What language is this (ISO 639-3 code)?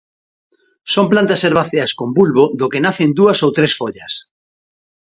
glg